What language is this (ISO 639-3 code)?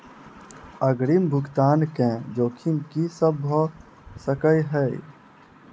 mai